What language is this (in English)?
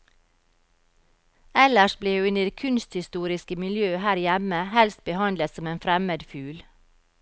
Norwegian